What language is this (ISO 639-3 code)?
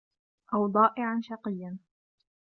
ara